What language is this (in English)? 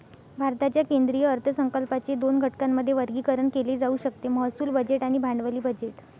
Marathi